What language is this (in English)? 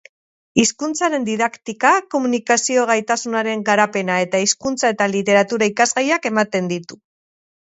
Basque